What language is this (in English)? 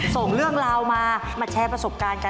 Thai